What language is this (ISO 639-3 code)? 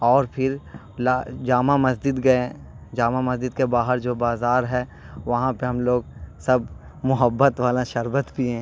urd